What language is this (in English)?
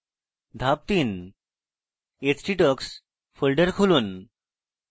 Bangla